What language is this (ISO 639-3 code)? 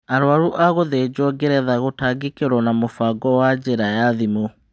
kik